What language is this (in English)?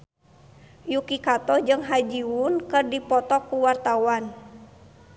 Sundanese